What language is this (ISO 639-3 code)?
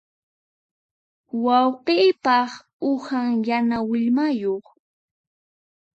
qxp